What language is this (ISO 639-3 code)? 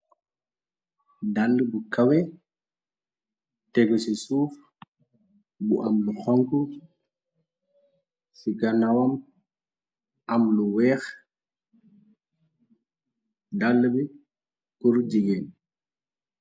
wol